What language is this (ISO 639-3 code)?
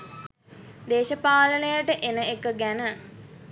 sin